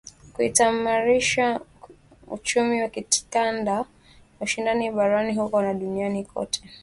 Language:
Swahili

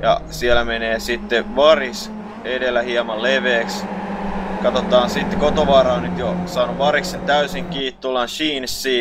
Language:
Finnish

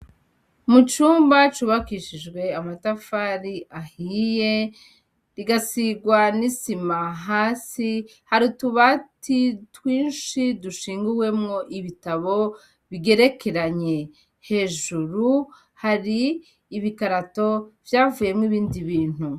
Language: Rundi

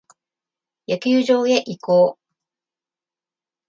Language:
Japanese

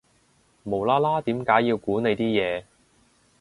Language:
Cantonese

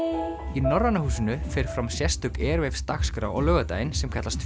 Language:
Icelandic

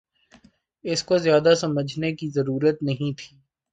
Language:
Urdu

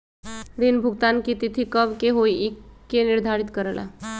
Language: Magahi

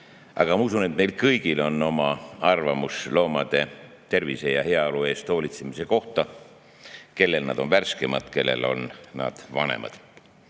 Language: Estonian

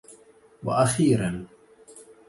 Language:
Arabic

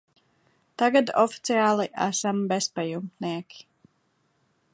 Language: Latvian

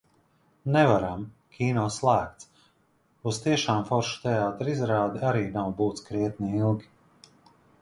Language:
Latvian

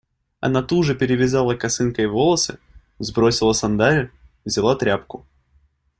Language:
Russian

